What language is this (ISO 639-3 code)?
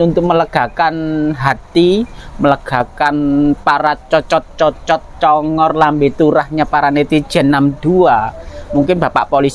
ind